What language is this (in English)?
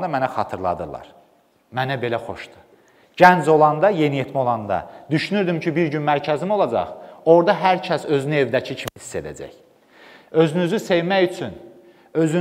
Turkish